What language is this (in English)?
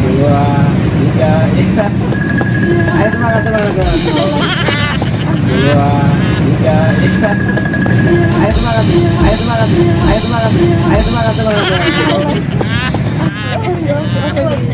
Indonesian